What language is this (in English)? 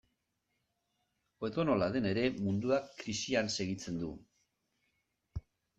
Basque